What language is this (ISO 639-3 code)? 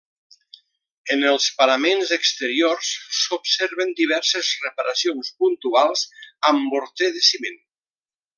cat